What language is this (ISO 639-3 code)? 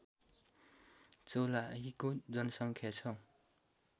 nep